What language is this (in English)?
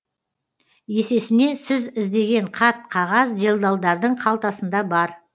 Kazakh